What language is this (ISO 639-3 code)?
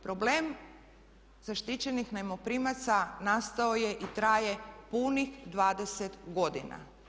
hrv